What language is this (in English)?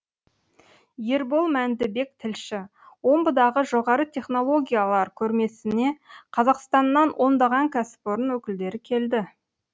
Kazakh